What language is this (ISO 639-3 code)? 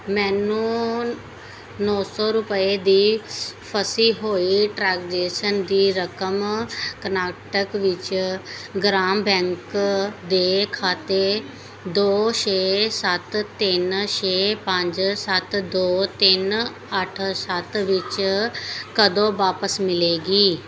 pan